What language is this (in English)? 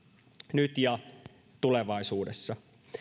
Finnish